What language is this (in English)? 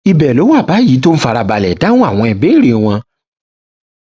Yoruba